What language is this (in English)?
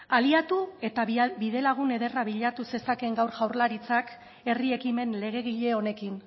Basque